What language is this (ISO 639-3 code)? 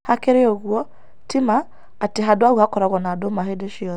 kik